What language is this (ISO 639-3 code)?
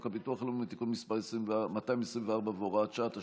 heb